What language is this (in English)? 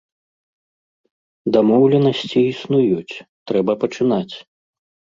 Belarusian